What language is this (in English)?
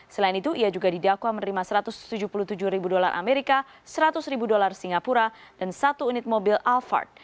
Indonesian